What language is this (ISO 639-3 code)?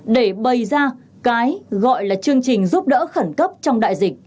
vie